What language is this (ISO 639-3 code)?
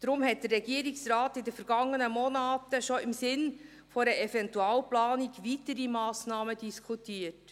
gsw